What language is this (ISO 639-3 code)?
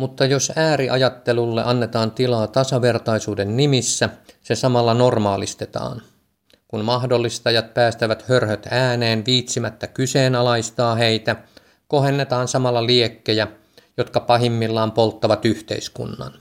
fin